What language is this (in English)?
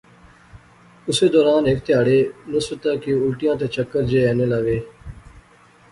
Pahari-Potwari